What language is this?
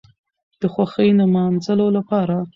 Pashto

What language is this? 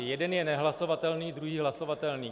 Czech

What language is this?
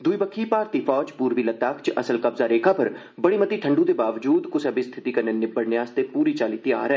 Dogri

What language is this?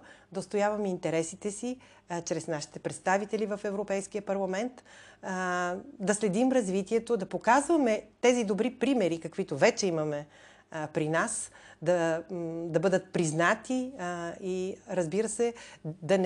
Bulgarian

